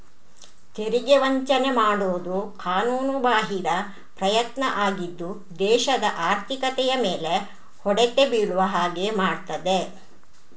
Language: Kannada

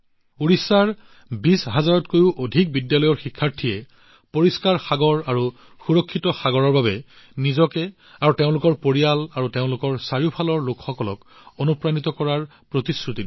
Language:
Assamese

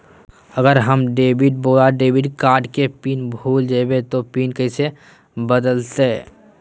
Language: Magahi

